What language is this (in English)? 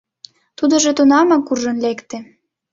Mari